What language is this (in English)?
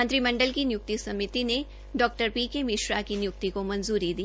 Hindi